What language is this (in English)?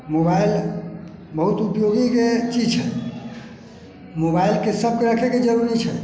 Maithili